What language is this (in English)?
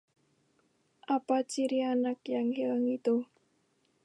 Indonesian